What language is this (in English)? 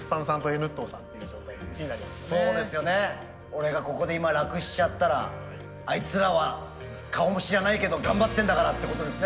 Japanese